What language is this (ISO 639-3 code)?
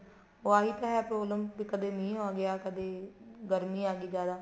pan